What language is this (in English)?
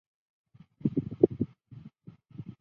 Chinese